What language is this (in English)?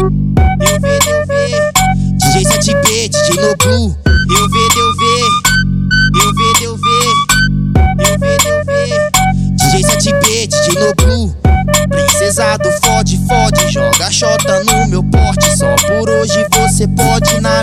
Portuguese